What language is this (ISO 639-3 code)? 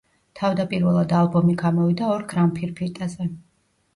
kat